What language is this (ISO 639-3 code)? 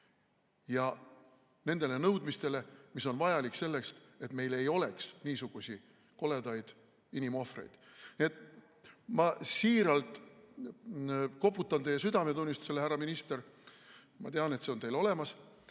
est